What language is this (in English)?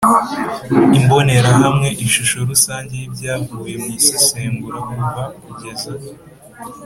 Kinyarwanda